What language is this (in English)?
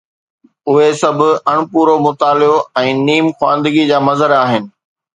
Sindhi